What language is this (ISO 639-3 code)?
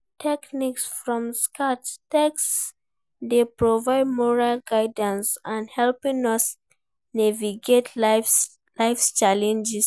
pcm